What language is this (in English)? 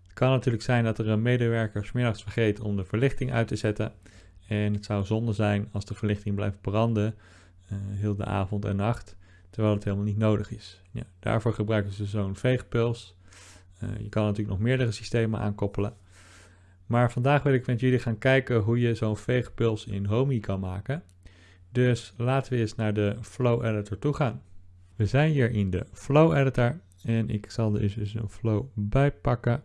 Dutch